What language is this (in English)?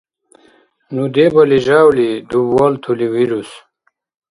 Dargwa